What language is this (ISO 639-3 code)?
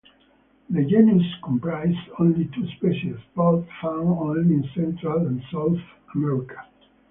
eng